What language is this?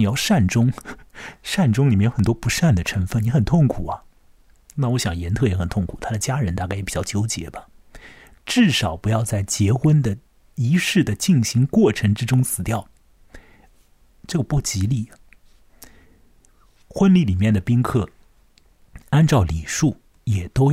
Chinese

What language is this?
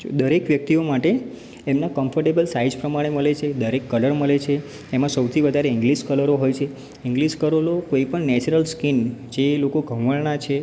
Gujarati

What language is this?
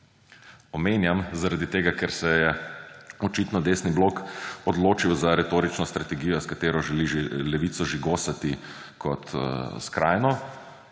Slovenian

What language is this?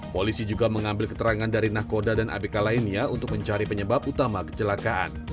Indonesian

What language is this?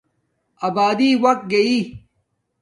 Domaaki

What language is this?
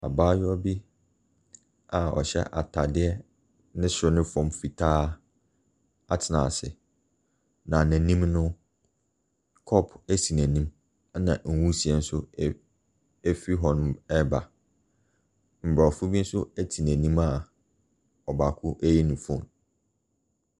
Akan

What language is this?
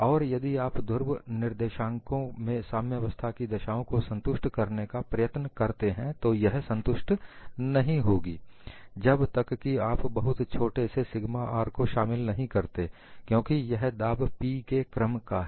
Hindi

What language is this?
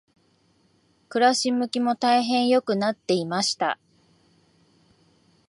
Japanese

